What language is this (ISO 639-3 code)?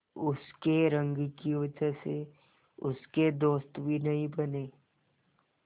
hin